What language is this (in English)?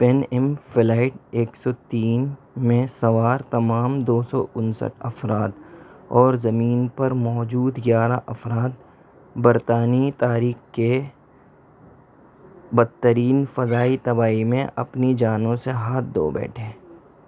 Urdu